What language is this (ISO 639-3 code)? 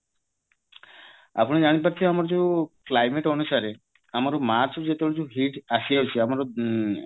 ori